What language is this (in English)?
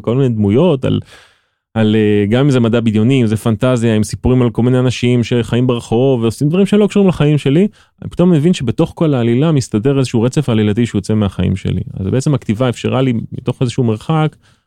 Hebrew